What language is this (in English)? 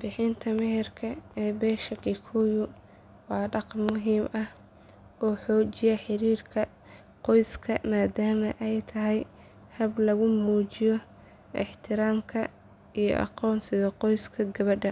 Somali